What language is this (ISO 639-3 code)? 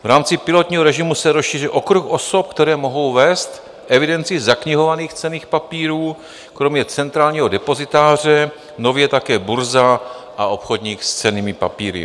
ces